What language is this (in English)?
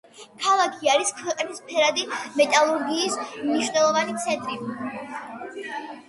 Georgian